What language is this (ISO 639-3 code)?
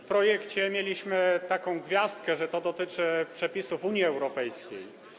pol